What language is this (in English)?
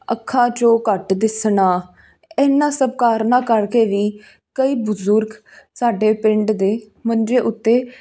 Punjabi